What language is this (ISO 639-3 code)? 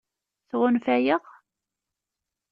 kab